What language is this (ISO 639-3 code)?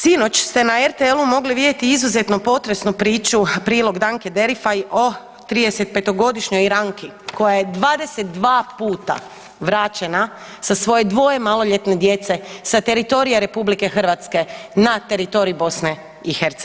hrv